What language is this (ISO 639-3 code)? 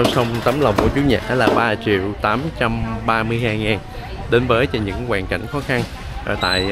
vie